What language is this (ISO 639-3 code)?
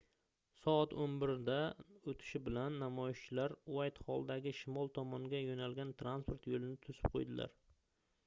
uzb